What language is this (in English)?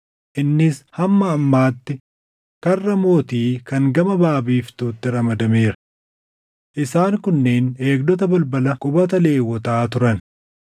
Oromo